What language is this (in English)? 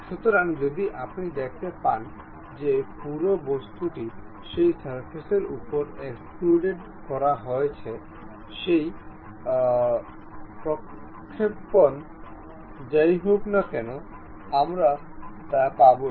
Bangla